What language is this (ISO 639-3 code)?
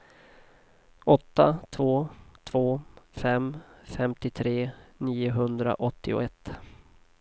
swe